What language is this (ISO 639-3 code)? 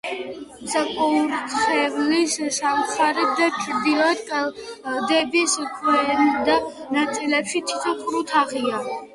kat